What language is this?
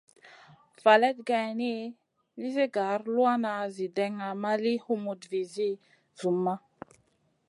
Masana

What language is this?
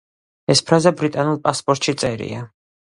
Georgian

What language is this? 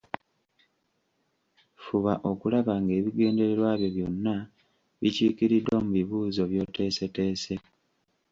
Ganda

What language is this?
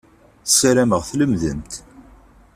Kabyle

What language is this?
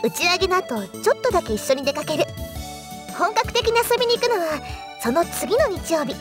Japanese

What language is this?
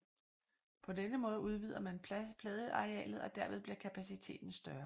Danish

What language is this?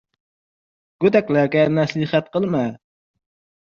Uzbek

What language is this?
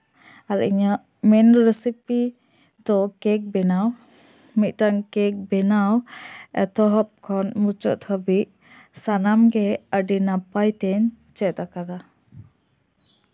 Santali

